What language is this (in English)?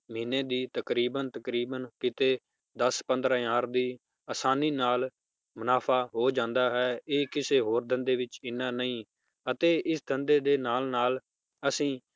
Punjabi